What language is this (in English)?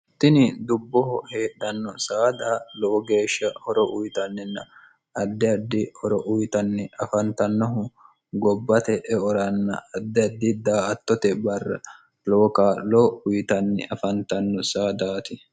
Sidamo